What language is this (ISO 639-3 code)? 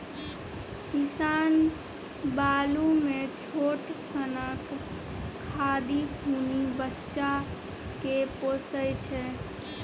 mai